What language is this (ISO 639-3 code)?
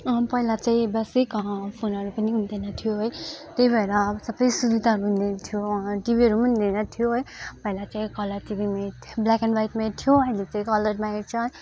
nep